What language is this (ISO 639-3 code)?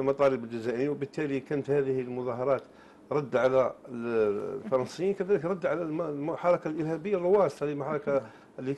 ara